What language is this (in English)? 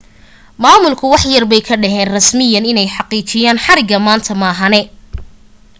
Somali